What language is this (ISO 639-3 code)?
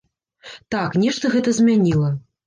bel